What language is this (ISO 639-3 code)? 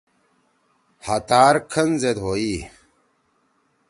trw